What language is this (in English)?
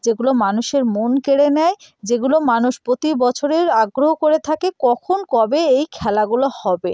Bangla